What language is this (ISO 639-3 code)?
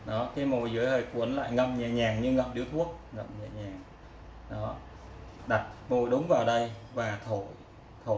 vie